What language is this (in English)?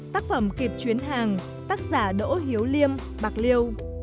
Vietnamese